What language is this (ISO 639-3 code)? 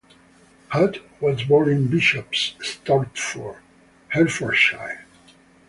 eng